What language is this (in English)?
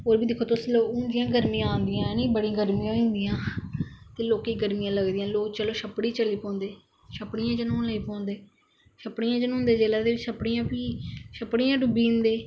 Dogri